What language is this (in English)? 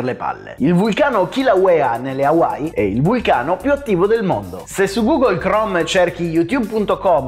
Italian